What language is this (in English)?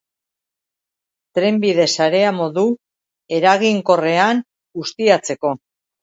Basque